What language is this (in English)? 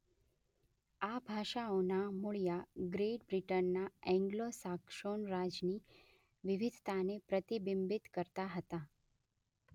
Gujarati